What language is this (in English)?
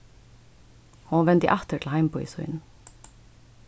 Faroese